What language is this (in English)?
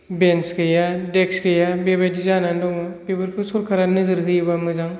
Bodo